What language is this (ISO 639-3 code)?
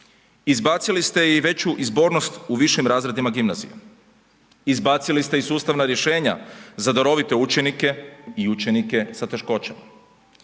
hrv